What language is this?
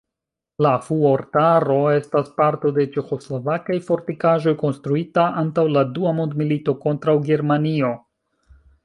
Esperanto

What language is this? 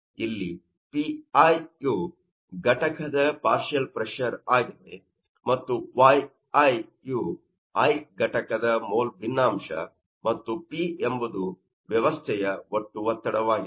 Kannada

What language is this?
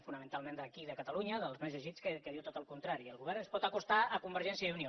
Catalan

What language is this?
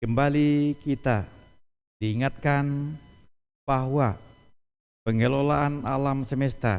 Indonesian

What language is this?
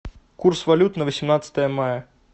Russian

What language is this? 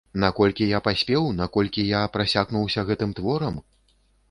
Belarusian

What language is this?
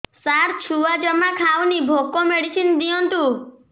Odia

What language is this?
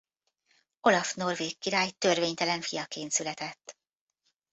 Hungarian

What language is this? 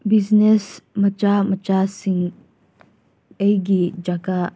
Manipuri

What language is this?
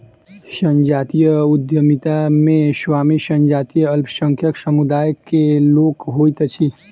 Maithili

